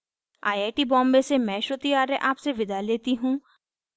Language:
Hindi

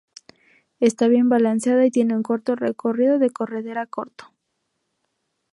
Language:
Spanish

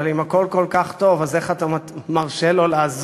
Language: Hebrew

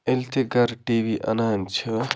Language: Kashmiri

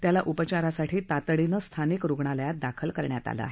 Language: Marathi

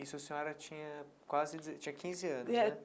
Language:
Portuguese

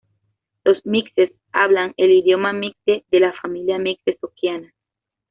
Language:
Spanish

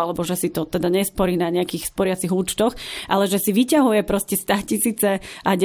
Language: Slovak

